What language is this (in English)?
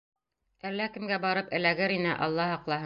Bashkir